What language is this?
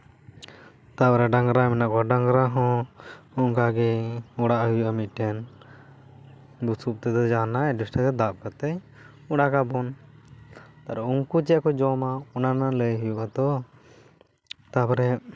Santali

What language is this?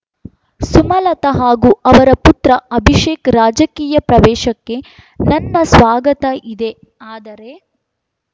Kannada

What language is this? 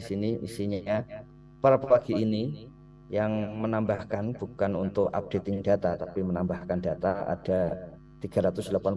Indonesian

